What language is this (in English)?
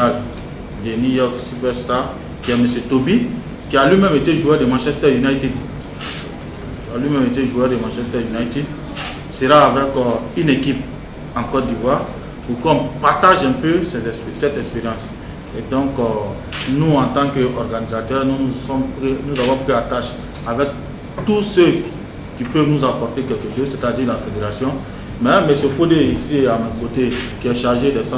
French